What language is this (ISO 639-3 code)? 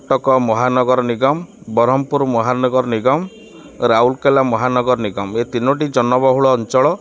ori